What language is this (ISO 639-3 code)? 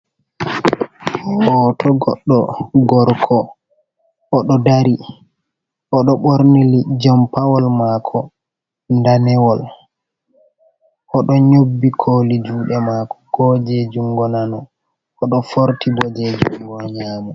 ful